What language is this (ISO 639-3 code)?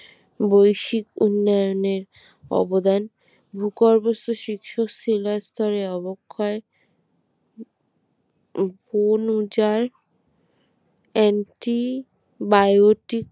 ben